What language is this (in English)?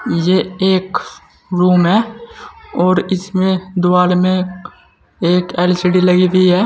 Hindi